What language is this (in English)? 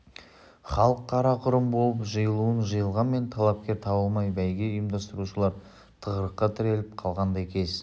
Kazakh